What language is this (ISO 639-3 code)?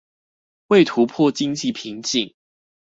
zho